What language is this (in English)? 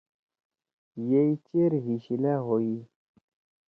Torwali